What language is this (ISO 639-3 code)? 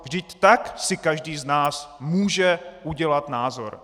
ces